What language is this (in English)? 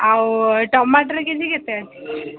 Odia